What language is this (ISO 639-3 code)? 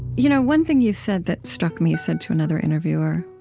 eng